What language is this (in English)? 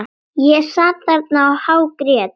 Icelandic